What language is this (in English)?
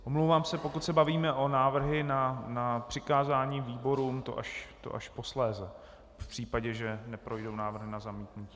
Czech